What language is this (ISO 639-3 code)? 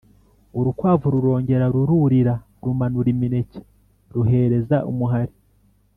kin